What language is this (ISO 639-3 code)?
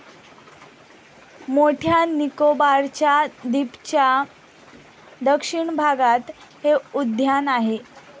mar